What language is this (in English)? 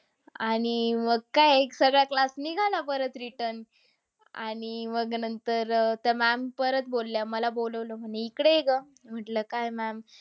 Marathi